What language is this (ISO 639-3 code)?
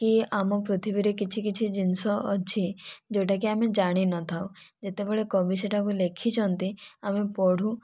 ori